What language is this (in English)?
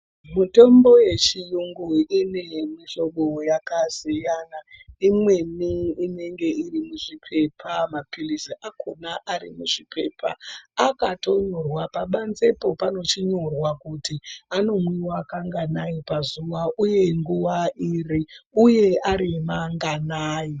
Ndau